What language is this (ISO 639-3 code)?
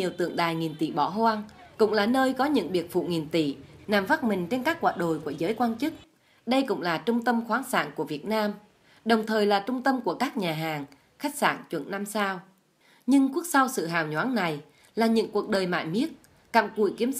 vie